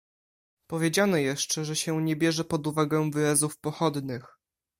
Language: Polish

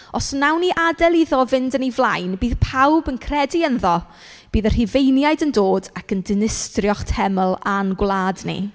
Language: Welsh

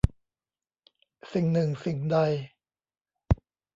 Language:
Thai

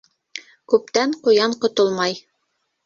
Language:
Bashkir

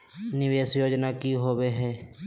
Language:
Magahi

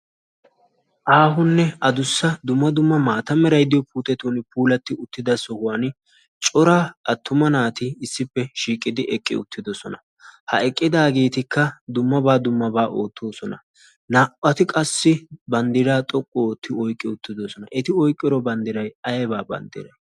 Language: Wolaytta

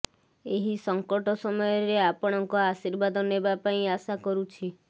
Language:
Odia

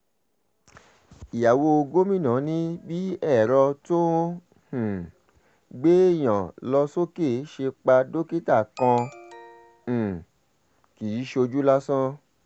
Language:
Yoruba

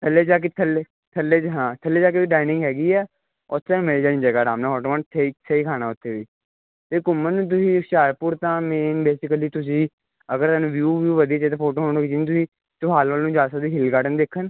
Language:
Punjabi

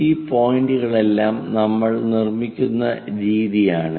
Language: Malayalam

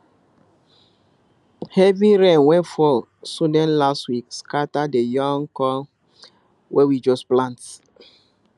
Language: Nigerian Pidgin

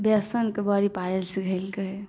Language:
Maithili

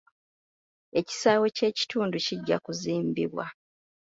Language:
Ganda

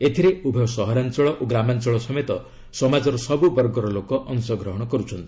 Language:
Odia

